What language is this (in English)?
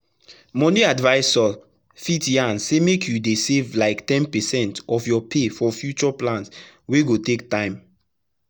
Nigerian Pidgin